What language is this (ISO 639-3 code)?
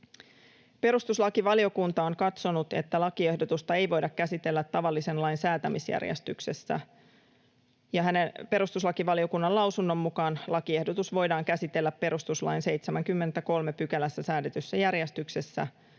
fin